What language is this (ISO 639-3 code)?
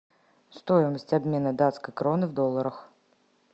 rus